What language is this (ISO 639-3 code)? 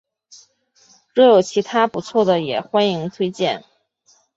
zho